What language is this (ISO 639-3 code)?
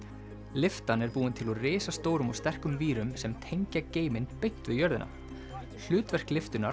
isl